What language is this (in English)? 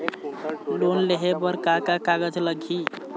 Chhattisgarhi